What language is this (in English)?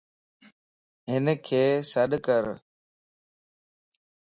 Lasi